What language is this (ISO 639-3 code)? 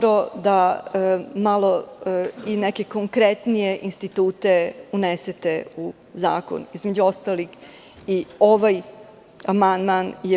srp